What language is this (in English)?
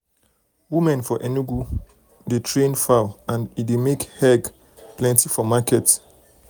Nigerian Pidgin